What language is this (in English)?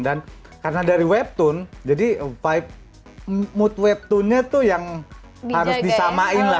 Indonesian